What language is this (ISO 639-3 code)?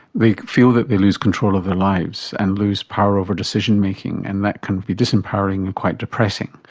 eng